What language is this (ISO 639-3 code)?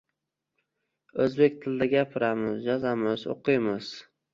uzb